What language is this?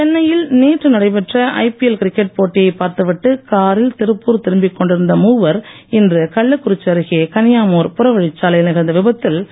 Tamil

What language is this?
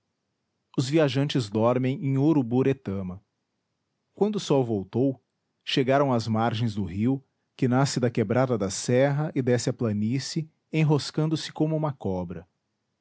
Portuguese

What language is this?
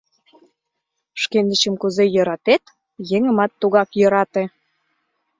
Mari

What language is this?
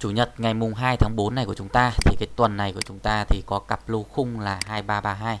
Vietnamese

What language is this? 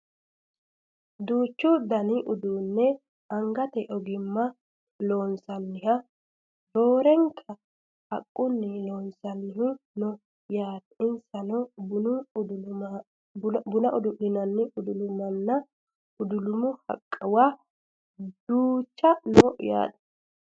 Sidamo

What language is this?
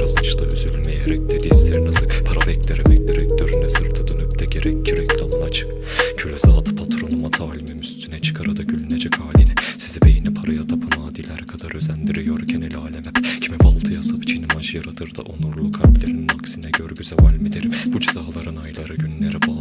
Turkish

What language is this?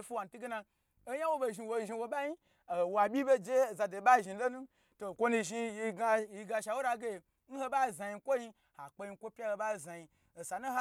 Gbagyi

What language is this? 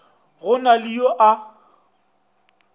Northern Sotho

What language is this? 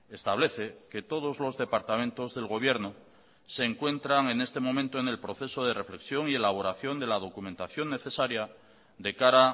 Spanish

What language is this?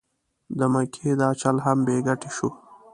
Pashto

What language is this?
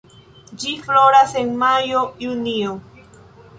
Esperanto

